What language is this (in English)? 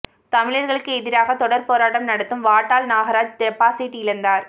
Tamil